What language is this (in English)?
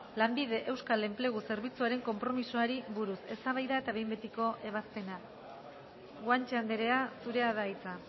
Basque